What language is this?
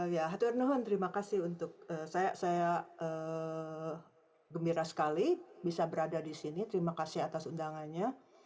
Indonesian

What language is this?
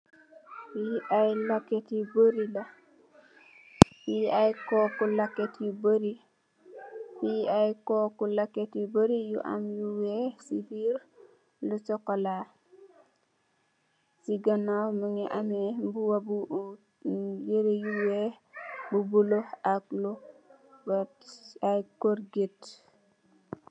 Wolof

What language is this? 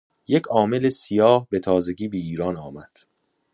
Persian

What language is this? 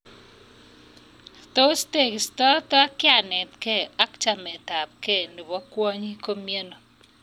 Kalenjin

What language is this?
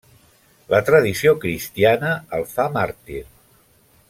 Catalan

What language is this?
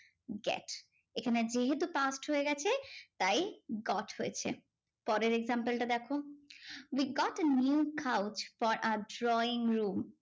Bangla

